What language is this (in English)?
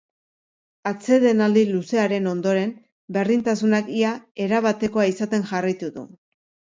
Basque